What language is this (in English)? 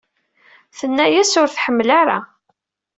Kabyle